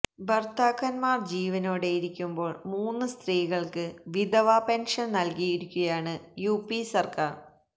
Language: Malayalam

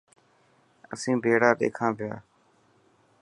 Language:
Dhatki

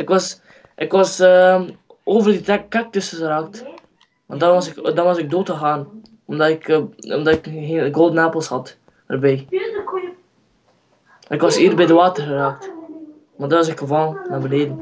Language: Dutch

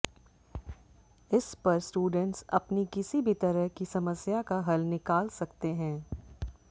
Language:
Hindi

